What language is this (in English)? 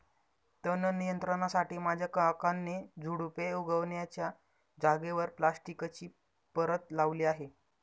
Marathi